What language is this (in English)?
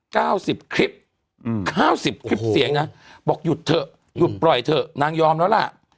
Thai